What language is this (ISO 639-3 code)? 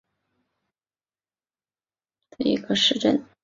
zho